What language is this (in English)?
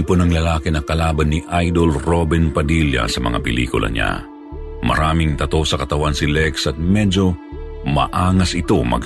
Filipino